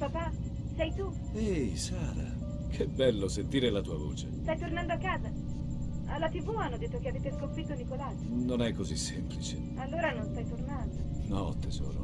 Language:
Italian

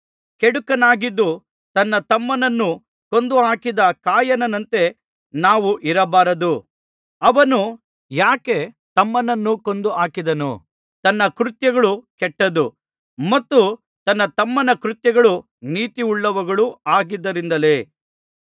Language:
Kannada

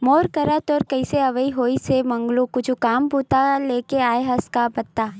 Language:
Chhattisgarhi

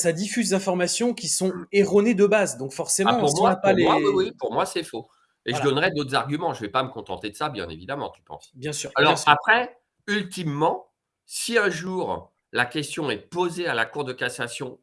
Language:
French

